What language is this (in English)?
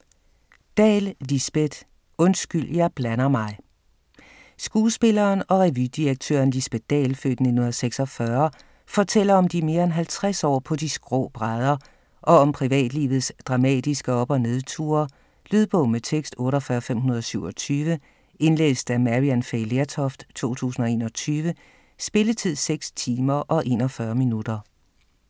Danish